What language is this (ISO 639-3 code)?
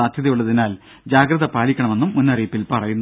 mal